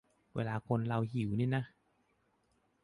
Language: Thai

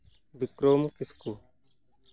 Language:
Santali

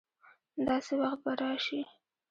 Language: Pashto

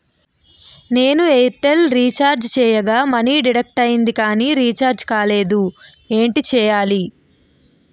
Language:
Telugu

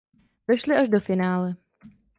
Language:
Czech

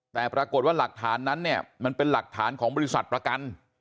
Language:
Thai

